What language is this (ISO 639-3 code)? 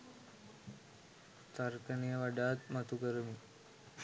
sin